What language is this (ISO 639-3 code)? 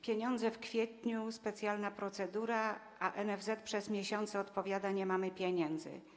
pol